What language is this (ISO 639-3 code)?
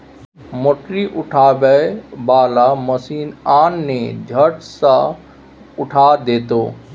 mai